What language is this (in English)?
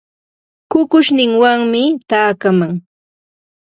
Santa Ana de Tusi Pasco Quechua